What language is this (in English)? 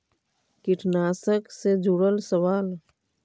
Magahi